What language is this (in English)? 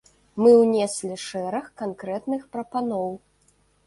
Belarusian